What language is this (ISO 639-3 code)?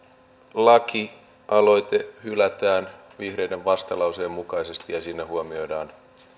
fin